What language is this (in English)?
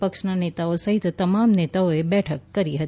Gujarati